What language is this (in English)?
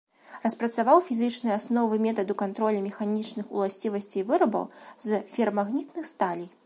Belarusian